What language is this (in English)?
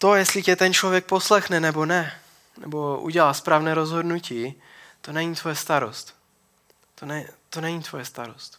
Czech